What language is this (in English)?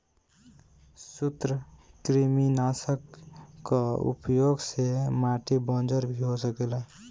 Bhojpuri